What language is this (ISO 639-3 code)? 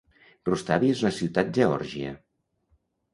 cat